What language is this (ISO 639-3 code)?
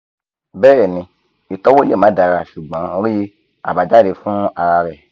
yor